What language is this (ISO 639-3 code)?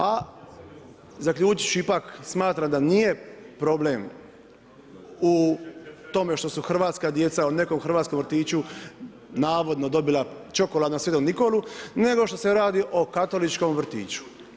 hrv